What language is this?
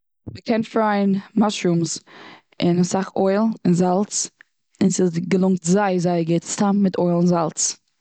Yiddish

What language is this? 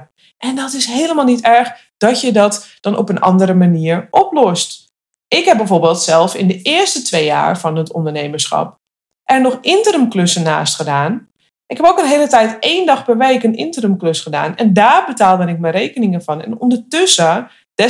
Dutch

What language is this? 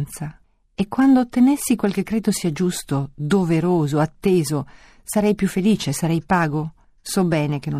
Italian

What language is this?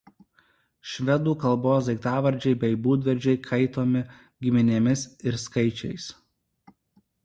Lithuanian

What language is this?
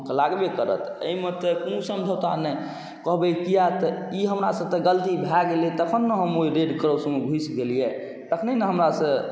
Maithili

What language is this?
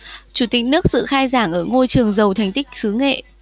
Vietnamese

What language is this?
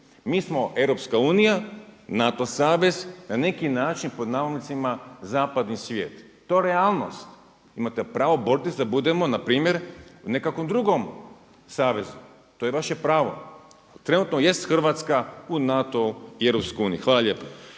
Croatian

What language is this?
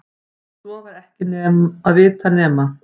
Icelandic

